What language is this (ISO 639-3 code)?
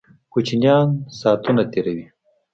pus